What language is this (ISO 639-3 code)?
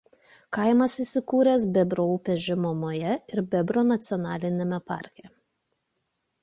lit